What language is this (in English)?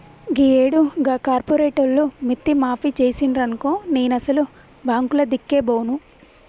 Telugu